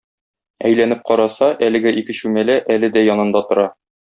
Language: Tatar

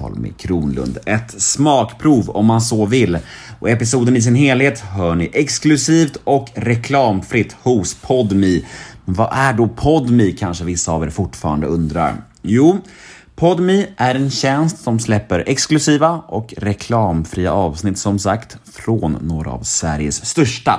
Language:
Swedish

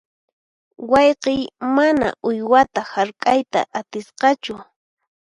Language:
Puno Quechua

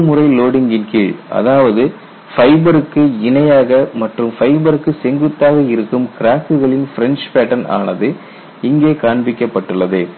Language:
Tamil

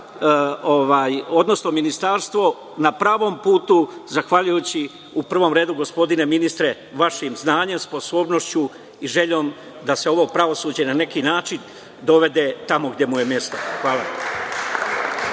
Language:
Serbian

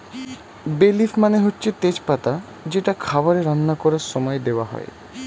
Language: Bangla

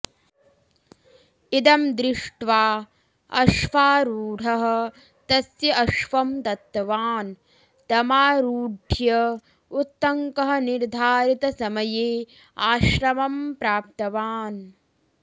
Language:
Sanskrit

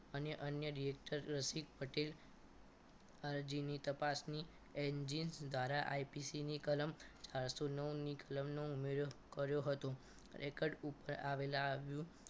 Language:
Gujarati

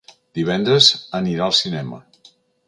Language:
Catalan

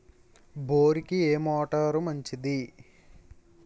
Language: Telugu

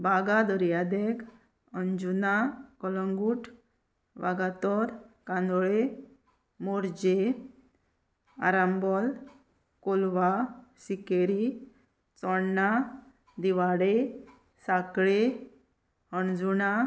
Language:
Konkani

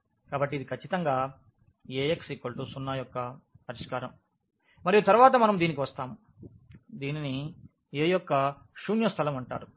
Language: Telugu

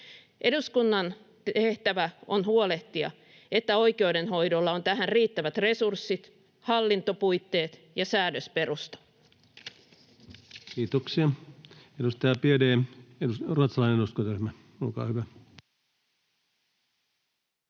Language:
Finnish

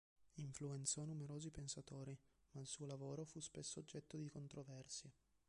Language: Italian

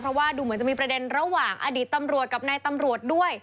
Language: Thai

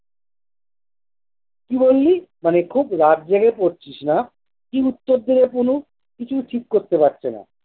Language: Bangla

